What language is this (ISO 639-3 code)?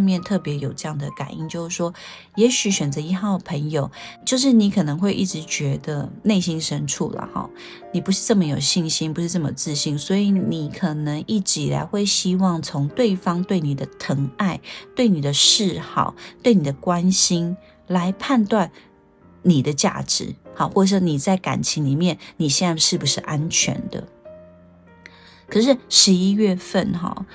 zho